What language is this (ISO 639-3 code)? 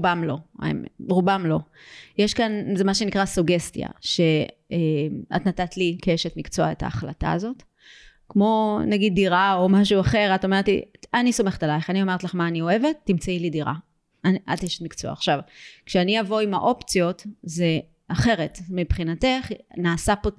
heb